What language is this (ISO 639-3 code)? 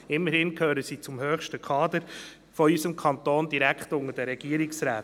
gsw